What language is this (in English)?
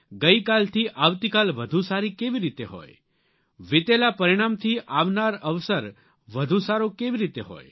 Gujarati